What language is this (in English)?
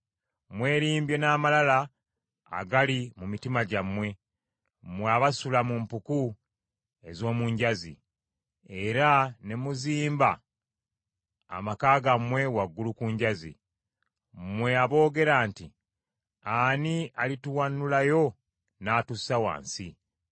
Ganda